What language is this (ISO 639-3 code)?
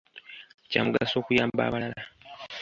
lug